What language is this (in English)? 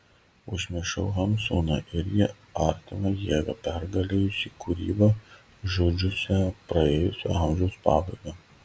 Lithuanian